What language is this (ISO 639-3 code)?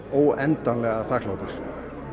isl